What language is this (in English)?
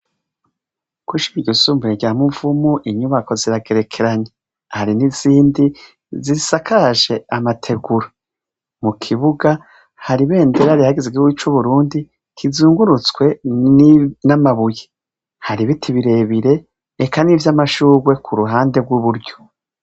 Rundi